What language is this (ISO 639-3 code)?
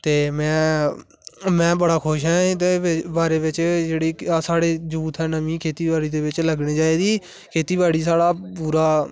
doi